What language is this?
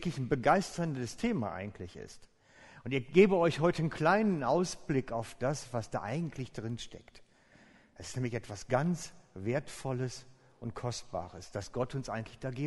German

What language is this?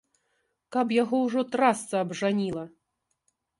Belarusian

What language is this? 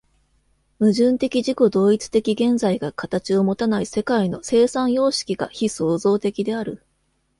Japanese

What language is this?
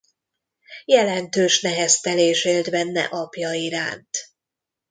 Hungarian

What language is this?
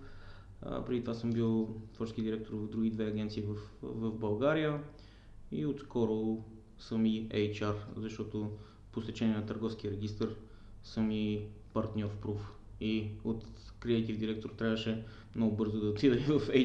Bulgarian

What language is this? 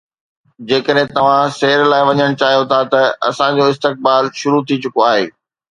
Sindhi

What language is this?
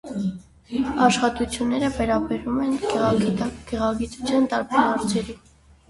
Armenian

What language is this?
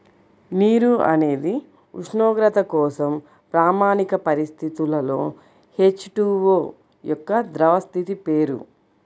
Telugu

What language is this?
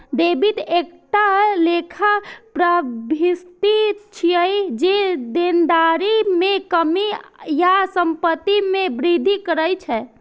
Maithili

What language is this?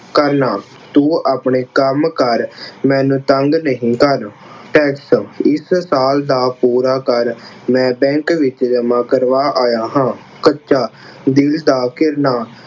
Punjabi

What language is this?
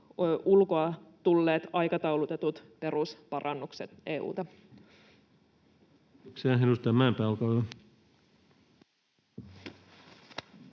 Finnish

